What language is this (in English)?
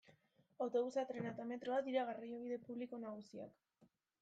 Basque